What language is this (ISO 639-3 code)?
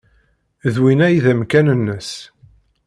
kab